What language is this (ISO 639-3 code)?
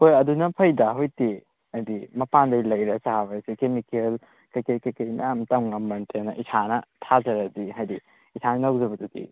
mni